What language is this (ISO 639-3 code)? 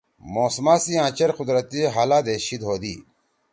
trw